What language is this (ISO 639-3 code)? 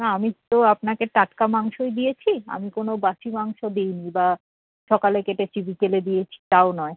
ben